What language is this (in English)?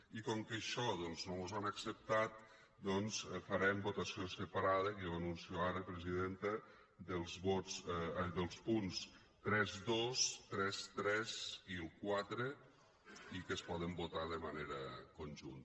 Catalan